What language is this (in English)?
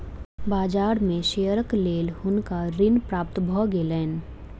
Maithili